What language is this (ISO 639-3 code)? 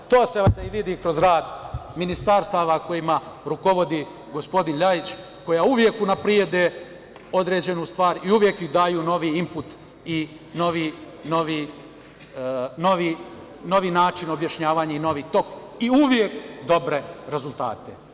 srp